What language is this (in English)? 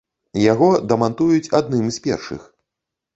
Belarusian